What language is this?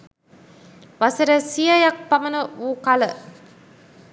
Sinhala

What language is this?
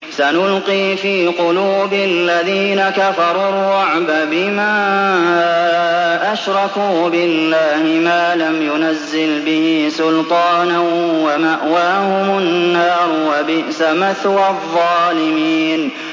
Arabic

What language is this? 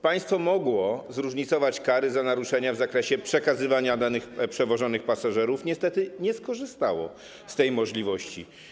Polish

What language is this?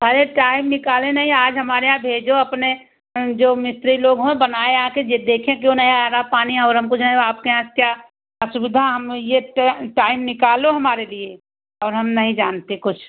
Hindi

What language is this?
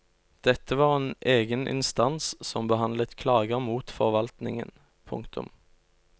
Norwegian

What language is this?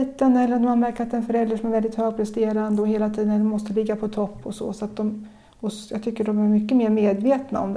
Swedish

